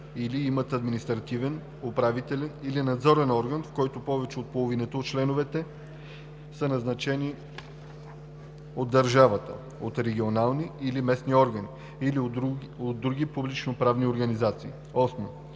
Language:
Bulgarian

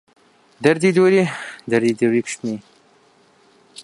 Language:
Central Kurdish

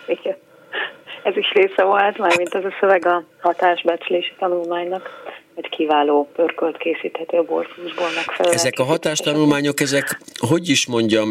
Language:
Hungarian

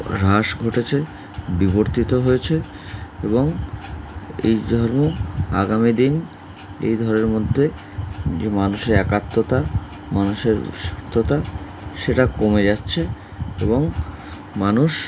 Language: Bangla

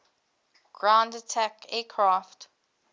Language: English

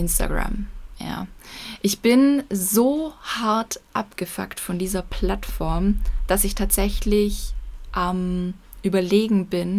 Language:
German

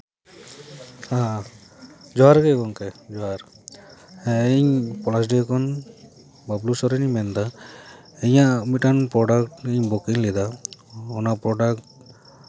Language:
Santali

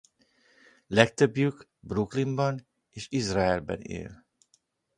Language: Hungarian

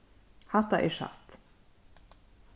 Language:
Faroese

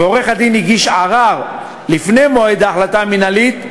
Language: Hebrew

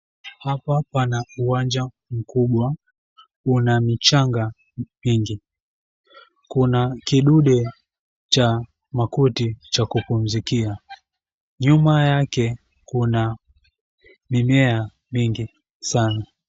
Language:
Swahili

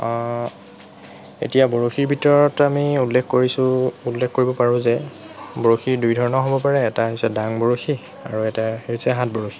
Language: Assamese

